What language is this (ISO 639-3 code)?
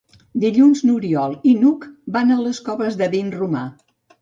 cat